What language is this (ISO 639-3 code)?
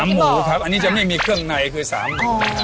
tha